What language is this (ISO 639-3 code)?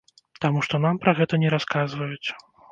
bel